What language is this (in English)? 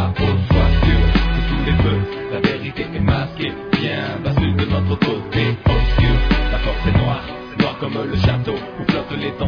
French